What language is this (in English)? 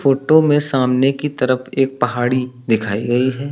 Hindi